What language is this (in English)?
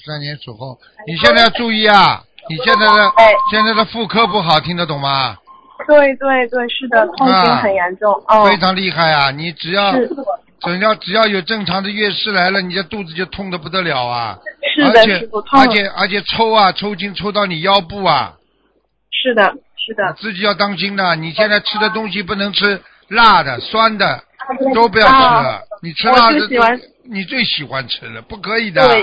Chinese